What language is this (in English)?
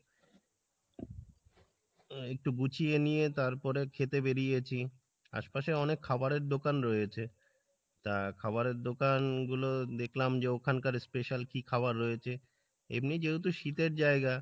Bangla